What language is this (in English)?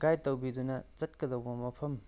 Manipuri